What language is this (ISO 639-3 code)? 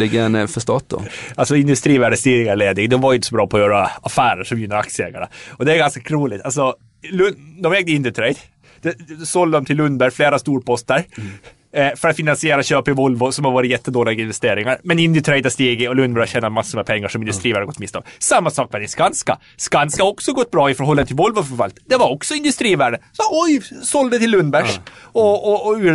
swe